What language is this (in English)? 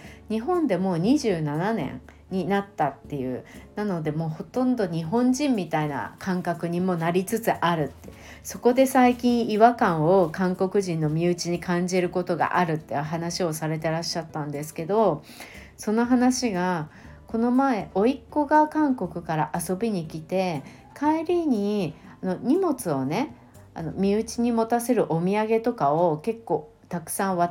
Japanese